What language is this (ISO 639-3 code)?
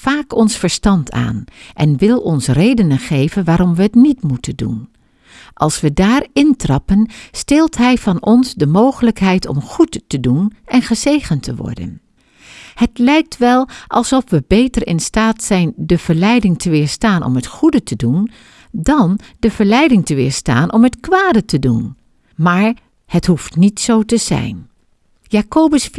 nld